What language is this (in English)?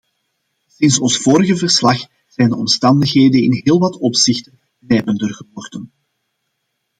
Dutch